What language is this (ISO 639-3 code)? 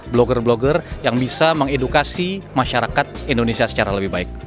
ind